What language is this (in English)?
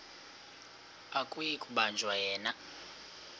Xhosa